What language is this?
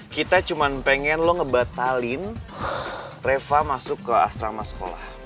Indonesian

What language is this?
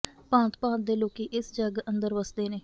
Punjabi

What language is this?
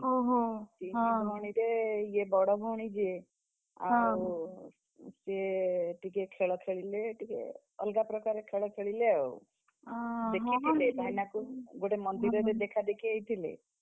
Odia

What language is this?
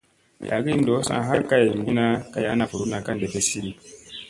Musey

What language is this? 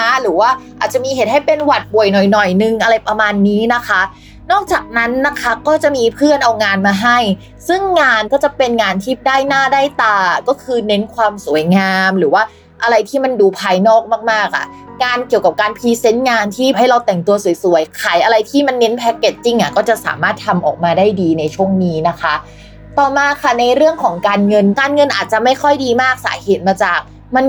Thai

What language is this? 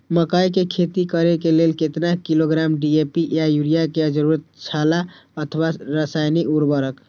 Maithili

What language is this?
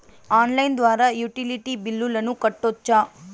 Telugu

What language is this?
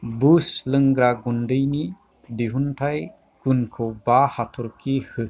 Bodo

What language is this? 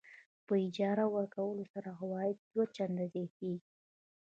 Pashto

